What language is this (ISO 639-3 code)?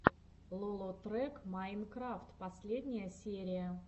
rus